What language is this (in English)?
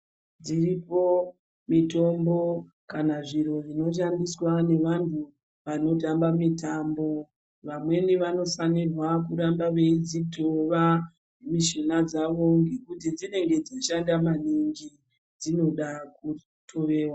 Ndau